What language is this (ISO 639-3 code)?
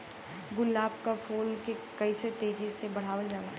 bho